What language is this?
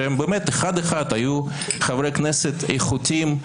Hebrew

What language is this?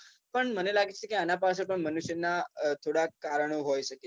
Gujarati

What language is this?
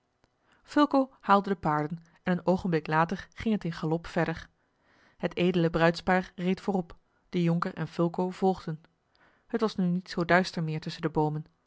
Dutch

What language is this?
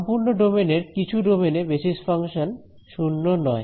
Bangla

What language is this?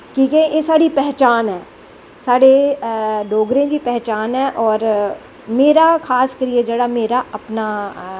Dogri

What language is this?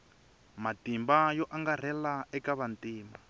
Tsonga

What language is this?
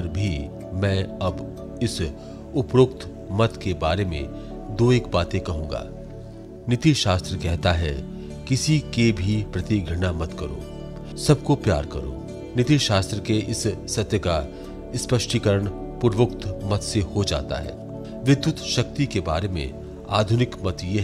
Hindi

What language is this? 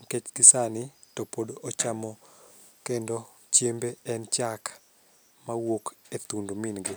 Luo (Kenya and Tanzania)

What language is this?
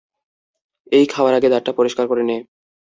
Bangla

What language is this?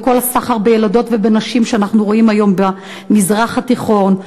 Hebrew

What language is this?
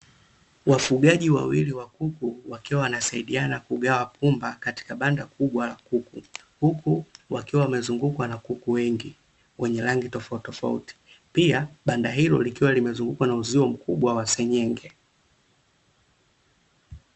Swahili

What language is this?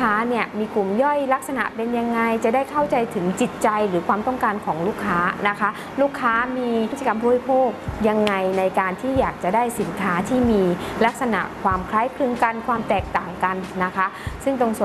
Thai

